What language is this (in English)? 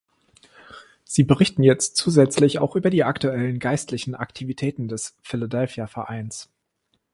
German